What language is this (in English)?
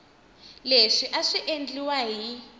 Tsonga